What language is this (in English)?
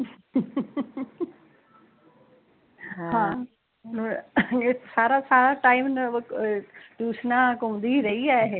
Punjabi